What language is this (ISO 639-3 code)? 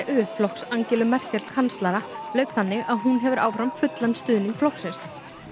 isl